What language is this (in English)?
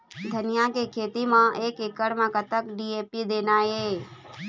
Chhattisgarhi